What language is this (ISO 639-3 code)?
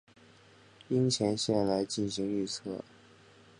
zho